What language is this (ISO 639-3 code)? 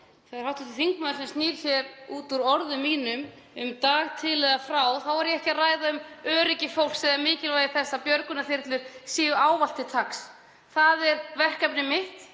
isl